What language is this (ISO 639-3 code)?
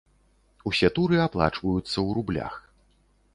bel